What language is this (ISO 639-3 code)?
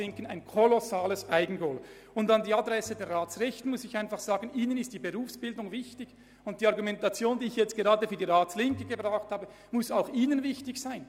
gsw